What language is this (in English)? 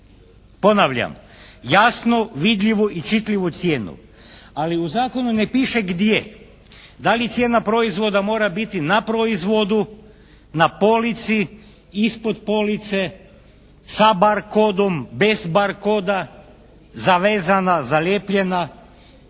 Croatian